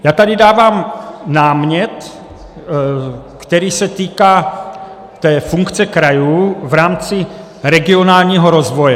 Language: Czech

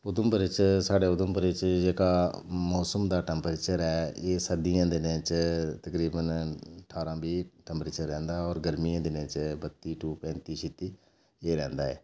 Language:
Dogri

